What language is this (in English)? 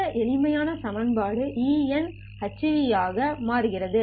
Tamil